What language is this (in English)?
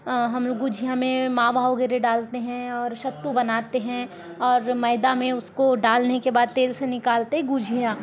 Hindi